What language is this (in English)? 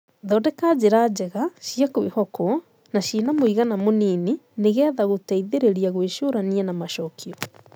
Kikuyu